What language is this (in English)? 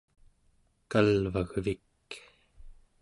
Central Yupik